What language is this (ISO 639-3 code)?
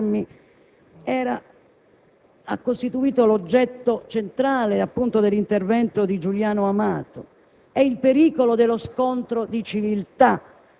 ita